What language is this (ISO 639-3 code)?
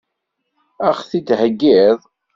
kab